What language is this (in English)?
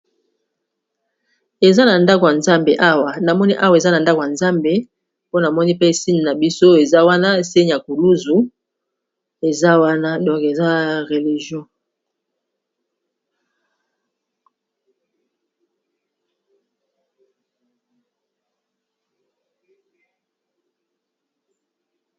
Lingala